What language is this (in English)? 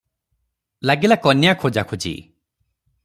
Odia